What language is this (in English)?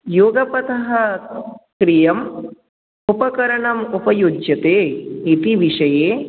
Sanskrit